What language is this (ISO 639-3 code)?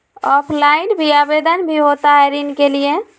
mag